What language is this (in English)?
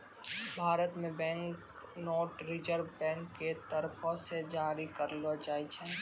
Maithili